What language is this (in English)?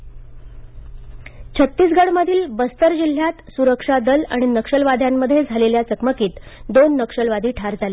Marathi